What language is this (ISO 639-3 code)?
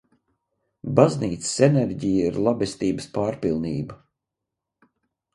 lav